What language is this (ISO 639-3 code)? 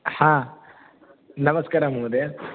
san